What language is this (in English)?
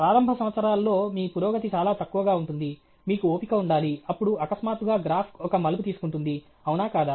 Telugu